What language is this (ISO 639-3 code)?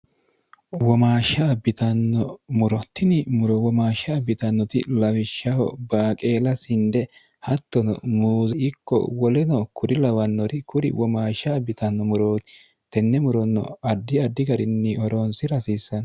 sid